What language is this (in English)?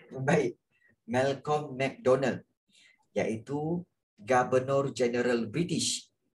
Malay